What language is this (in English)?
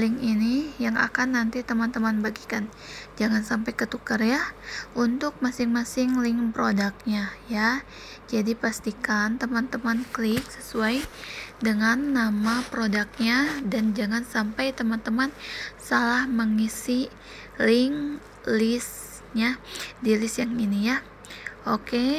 Indonesian